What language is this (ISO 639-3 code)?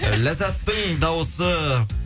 kaz